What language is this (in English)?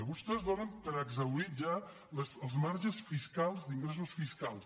Catalan